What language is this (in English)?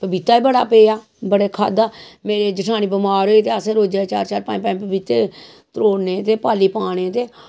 Dogri